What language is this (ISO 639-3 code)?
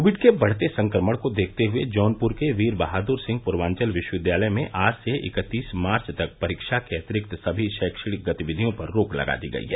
hin